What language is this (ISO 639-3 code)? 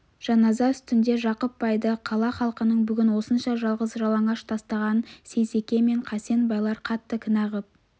kaz